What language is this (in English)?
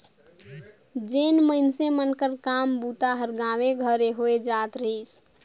Chhattisgarhi